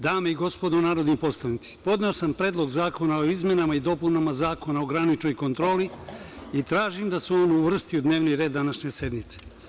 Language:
Serbian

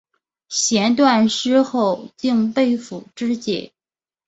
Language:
Chinese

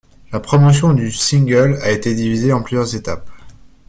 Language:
French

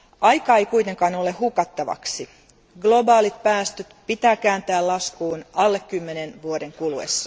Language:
Finnish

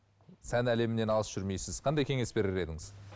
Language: Kazakh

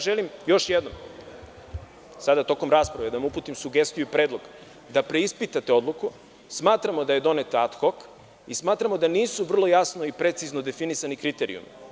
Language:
Serbian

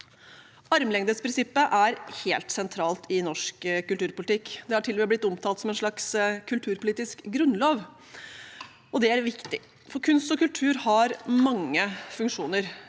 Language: Norwegian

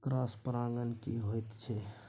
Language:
Maithili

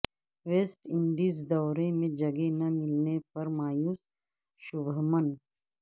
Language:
Urdu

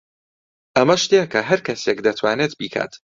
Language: Central Kurdish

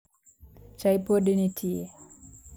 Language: Luo (Kenya and Tanzania)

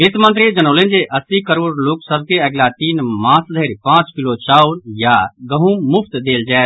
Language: Maithili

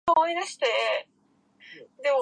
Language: Japanese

